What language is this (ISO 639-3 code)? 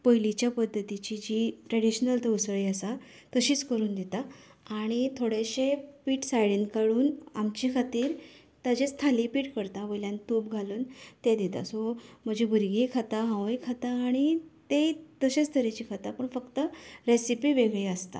kok